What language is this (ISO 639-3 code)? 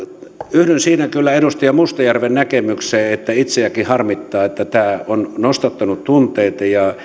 fin